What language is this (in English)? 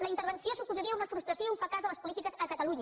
Catalan